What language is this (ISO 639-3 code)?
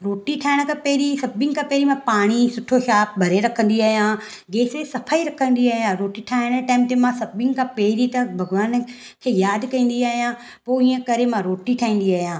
snd